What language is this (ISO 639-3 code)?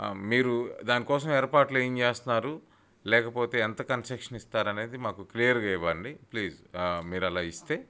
tel